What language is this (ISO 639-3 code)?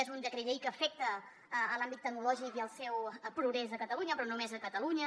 cat